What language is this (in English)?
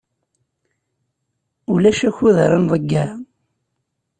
Kabyle